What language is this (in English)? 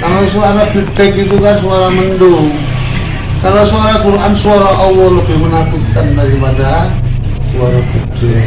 Indonesian